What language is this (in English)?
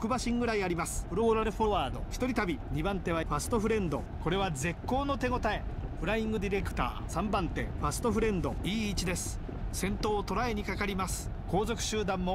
Japanese